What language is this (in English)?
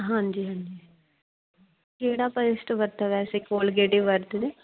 Punjabi